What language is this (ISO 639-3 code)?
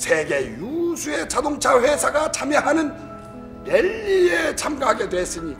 kor